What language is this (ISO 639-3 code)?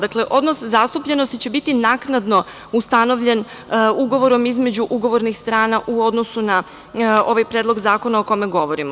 srp